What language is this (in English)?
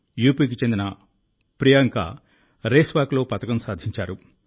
Telugu